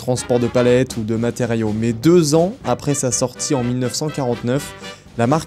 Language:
French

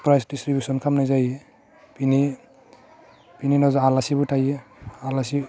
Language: Bodo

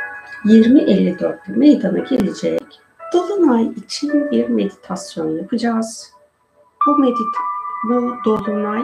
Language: Turkish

